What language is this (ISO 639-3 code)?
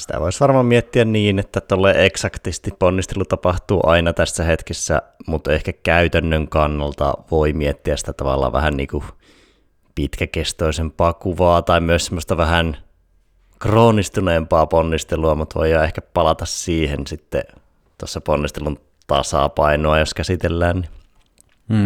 fin